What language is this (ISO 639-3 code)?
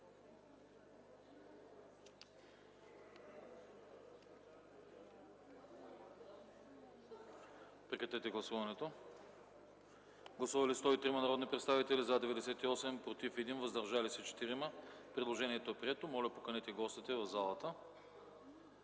bul